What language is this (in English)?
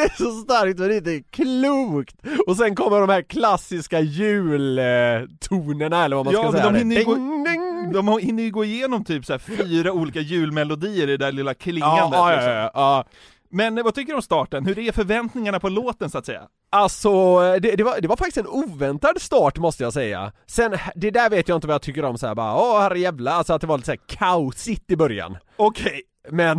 Swedish